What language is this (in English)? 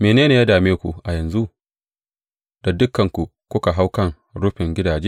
Hausa